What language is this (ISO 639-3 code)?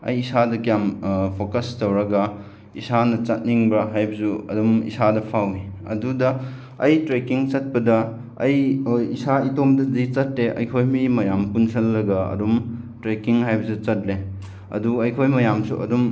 mni